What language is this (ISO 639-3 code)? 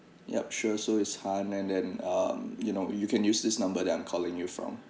eng